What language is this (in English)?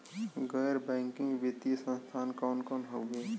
Bhojpuri